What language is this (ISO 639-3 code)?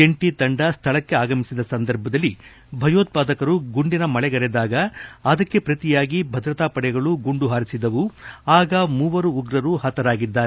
kan